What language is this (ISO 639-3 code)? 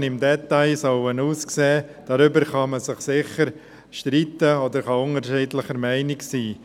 gsw